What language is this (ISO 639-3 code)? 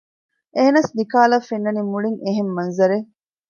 div